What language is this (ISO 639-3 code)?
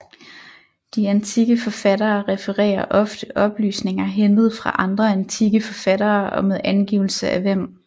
dan